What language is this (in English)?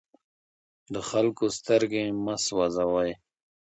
Pashto